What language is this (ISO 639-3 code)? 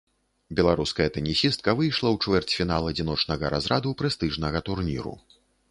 bel